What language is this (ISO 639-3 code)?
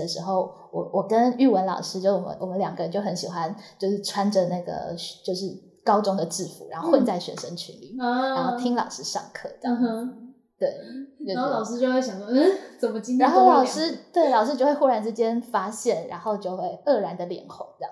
zho